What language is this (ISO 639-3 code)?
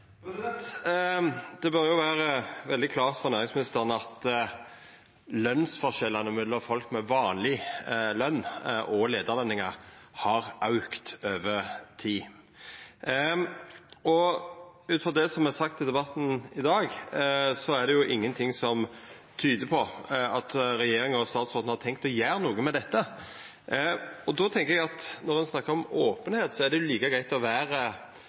nno